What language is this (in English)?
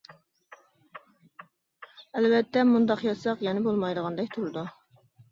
Uyghur